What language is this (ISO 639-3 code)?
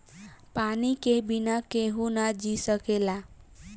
bho